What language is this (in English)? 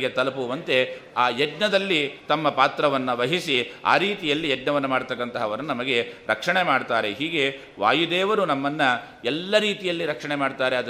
Kannada